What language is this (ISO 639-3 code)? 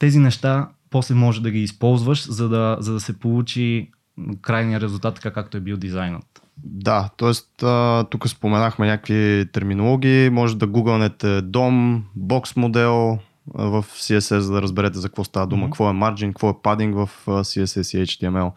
bul